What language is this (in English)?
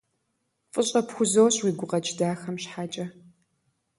Kabardian